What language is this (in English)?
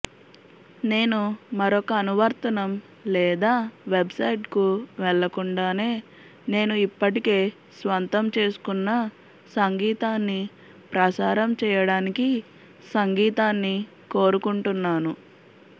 Telugu